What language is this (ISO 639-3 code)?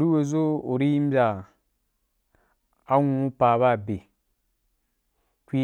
juk